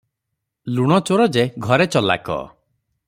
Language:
Odia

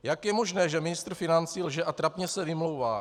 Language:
Czech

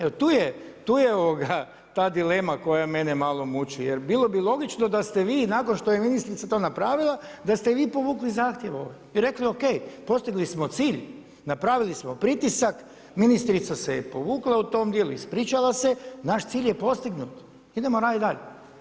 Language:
Croatian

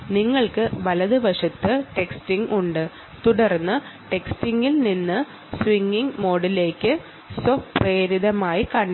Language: Malayalam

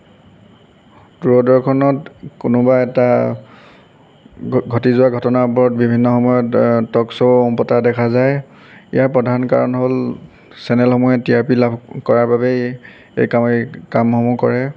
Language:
Assamese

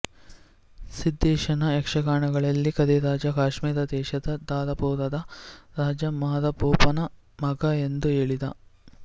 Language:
Kannada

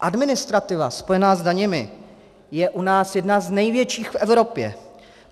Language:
Czech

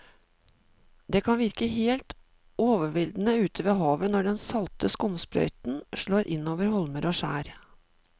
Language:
Norwegian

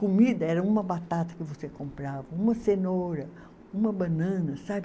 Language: Portuguese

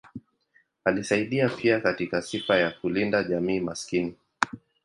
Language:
Swahili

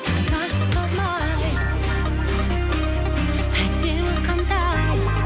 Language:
Kazakh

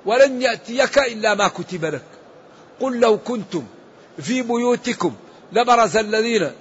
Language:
Arabic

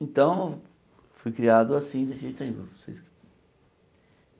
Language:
Portuguese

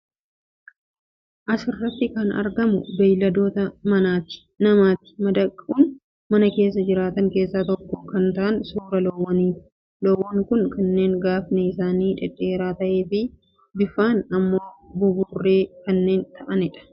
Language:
Oromo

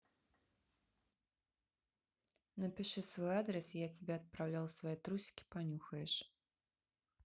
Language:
Russian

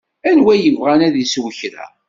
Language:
Kabyle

